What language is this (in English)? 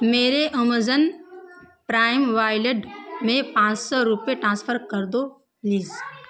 Urdu